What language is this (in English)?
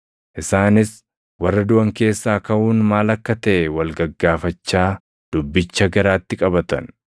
Oromo